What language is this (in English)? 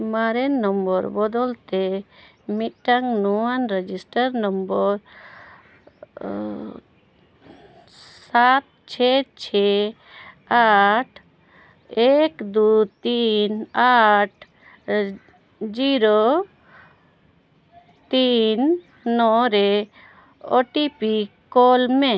Santali